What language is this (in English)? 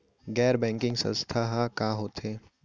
Chhattisgarhi